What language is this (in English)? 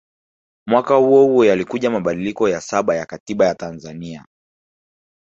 Swahili